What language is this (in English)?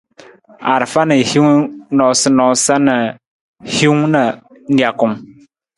Nawdm